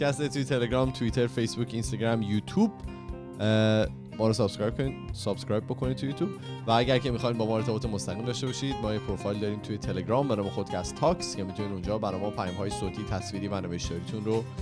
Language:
Persian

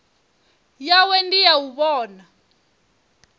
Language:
Venda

